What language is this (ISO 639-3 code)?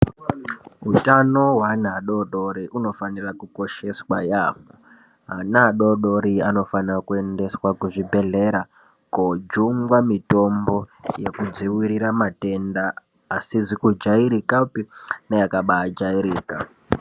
ndc